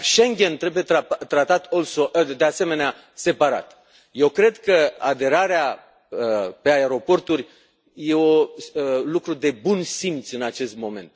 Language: Romanian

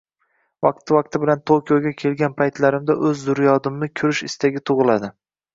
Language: Uzbek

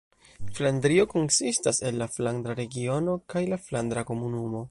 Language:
Esperanto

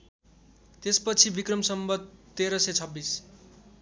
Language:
Nepali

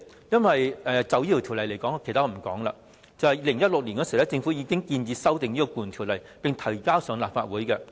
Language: Cantonese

